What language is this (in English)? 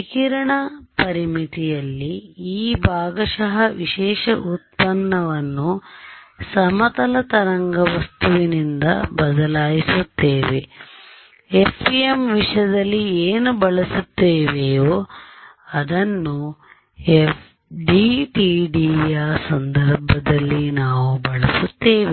Kannada